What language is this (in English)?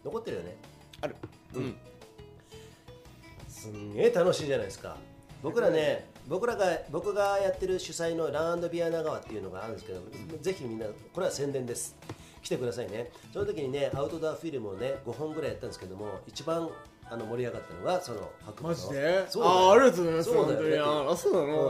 Japanese